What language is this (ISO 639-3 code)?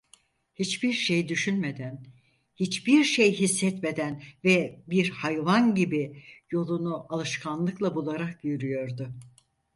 tur